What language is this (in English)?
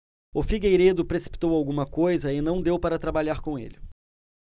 Portuguese